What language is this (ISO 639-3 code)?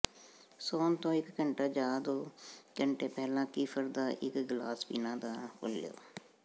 pan